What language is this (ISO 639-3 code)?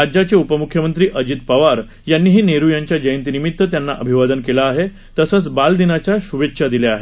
mar